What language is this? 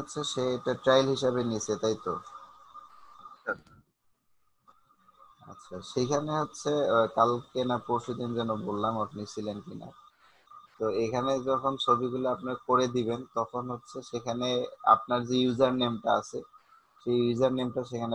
Romanian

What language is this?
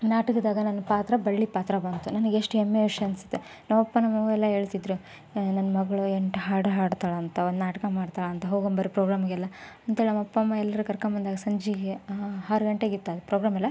Kannada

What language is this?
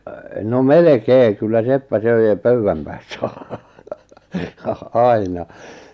Finnish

